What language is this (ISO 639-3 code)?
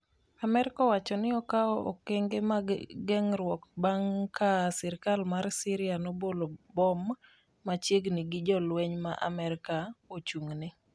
luo